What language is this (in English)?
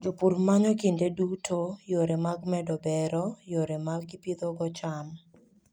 Luo (Kenya and Tanzania)